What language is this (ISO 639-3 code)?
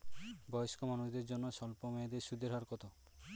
ben